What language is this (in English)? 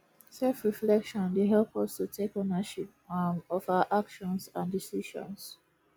Nigerian Pidgin